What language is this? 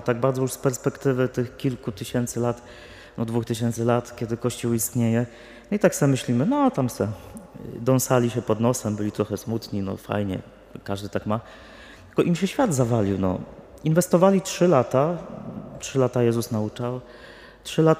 Polish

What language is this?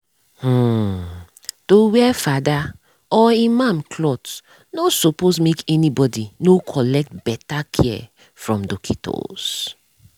Nigerian Pidgin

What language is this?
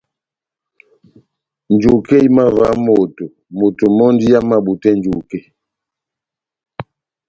Batanga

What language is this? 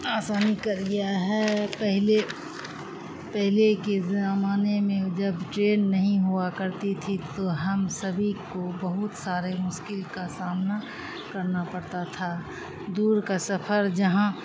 Urdu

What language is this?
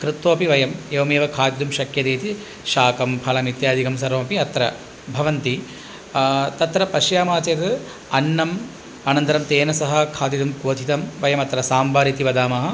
Sanskrit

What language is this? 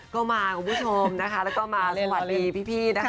Thai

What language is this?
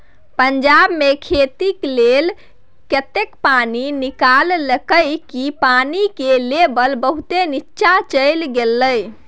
Maithili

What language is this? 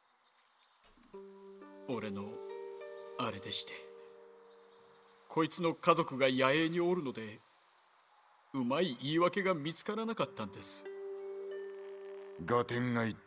Italian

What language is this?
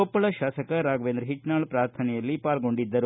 Kannada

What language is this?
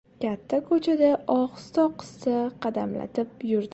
Uzbek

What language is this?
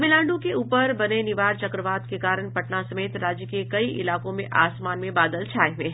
Hindi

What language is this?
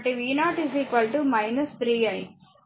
Telugu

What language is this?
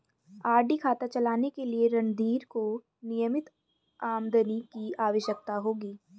Hindi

